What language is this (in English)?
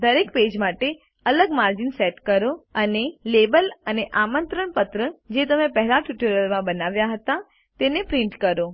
Gujarati